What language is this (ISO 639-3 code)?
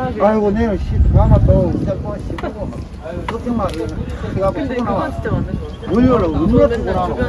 kor